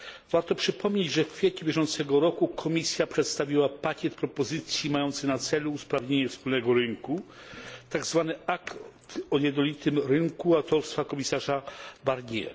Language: Polish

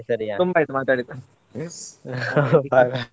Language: Kannada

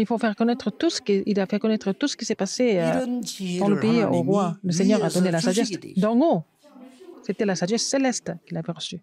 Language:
French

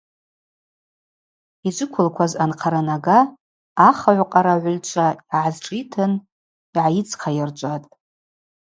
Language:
Abaza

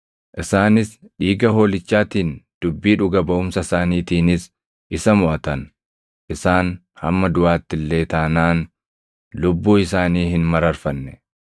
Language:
Oromo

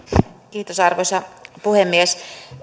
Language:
Finnish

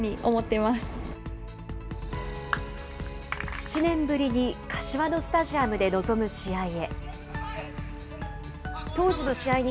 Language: Japanese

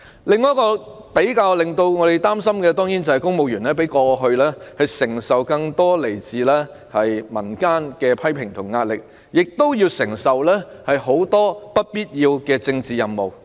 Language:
Cantonese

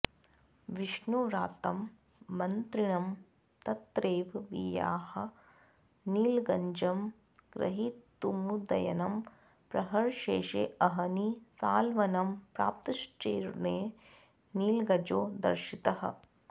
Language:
Sanskrit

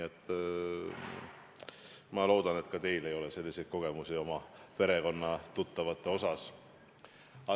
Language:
Estonian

